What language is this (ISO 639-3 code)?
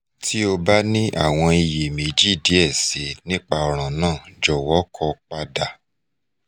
yor